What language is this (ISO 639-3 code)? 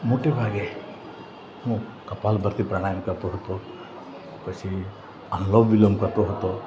guj